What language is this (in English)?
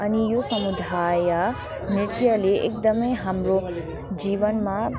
Nepali